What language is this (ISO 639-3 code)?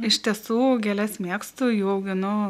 lit